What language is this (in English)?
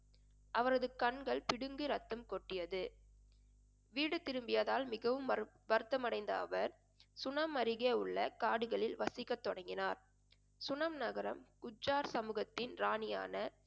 Tamil